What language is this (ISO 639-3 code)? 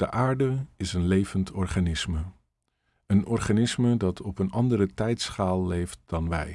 nld